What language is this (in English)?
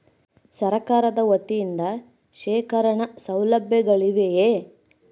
Kannada